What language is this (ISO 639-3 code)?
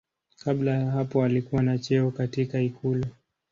swa